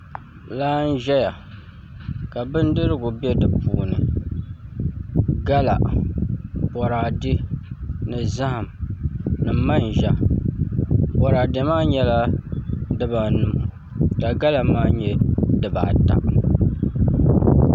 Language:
Dagbani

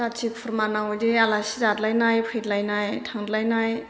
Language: Bodo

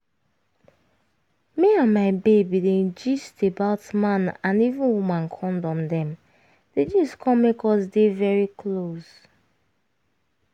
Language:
Nigerian Pidgin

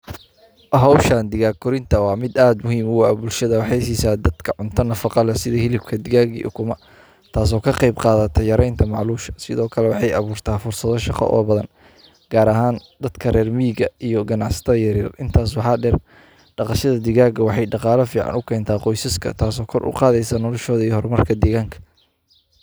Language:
Somali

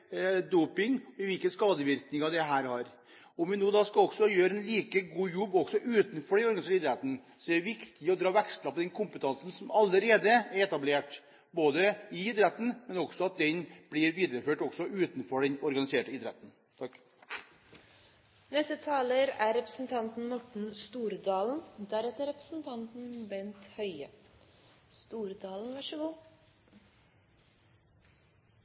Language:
Norwegian Bokmål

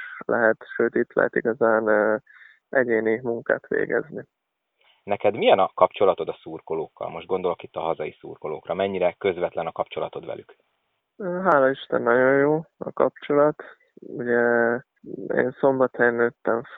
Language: Hungarian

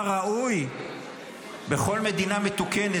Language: Hebrew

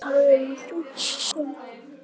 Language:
Icelandic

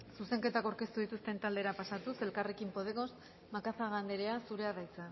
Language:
Basque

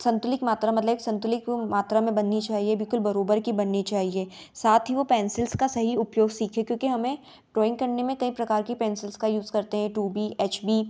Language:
Hindi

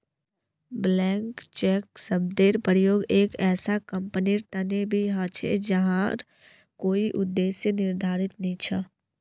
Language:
Magahi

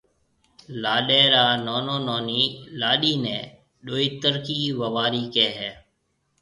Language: Marwari (Pakistan)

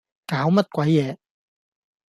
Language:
Cantonese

